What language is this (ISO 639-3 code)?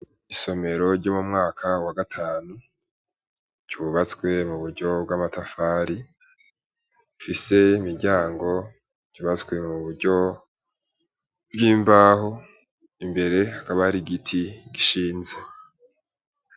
run